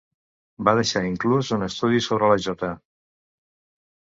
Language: Catalan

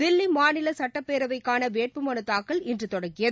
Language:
Tamil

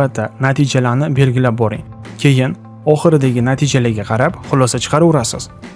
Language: Uzbek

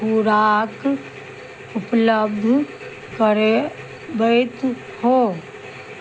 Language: Maithili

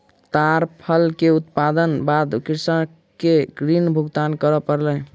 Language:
Maithili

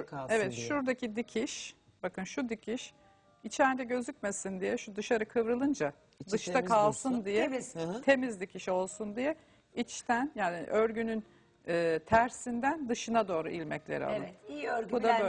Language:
Turkish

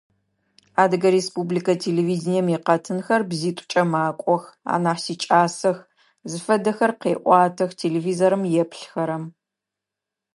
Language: Adyghe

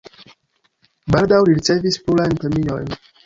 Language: Esperanto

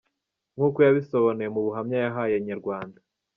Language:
Kinyarwanda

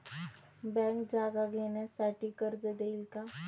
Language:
Marathi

